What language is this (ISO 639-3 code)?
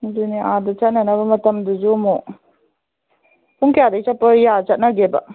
mni